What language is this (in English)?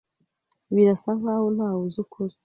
Kinyarwanda